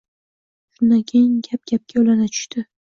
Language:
Uzbek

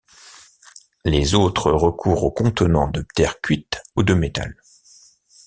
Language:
French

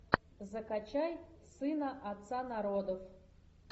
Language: Russian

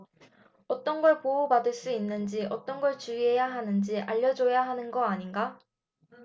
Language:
Korean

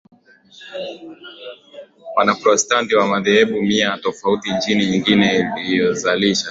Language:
Swahili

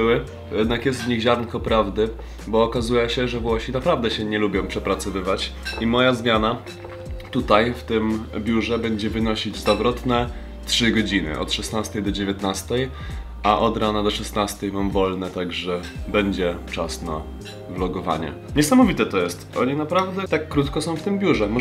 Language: Polish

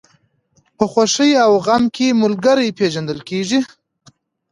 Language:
Pashto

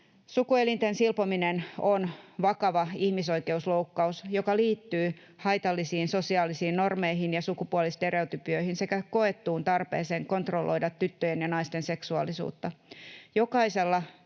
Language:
Finnish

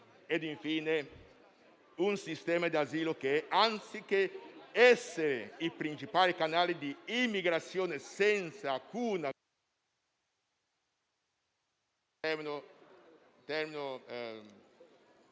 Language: Italian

